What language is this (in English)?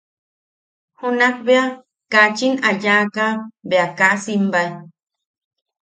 Yaqui